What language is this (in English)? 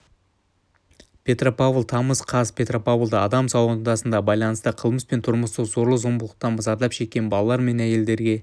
Kazakh